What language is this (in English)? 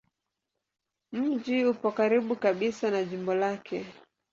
Swahili